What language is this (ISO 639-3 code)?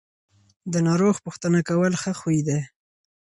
pus